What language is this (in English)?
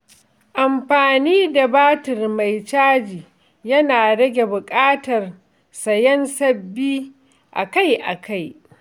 Hausa